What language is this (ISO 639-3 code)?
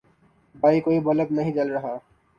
urd